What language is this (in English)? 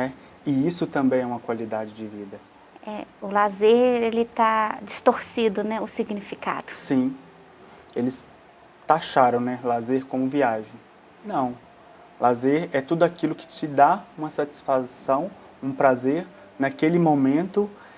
Portuguese